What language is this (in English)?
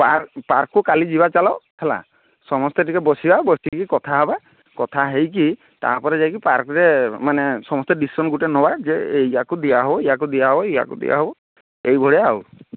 Odia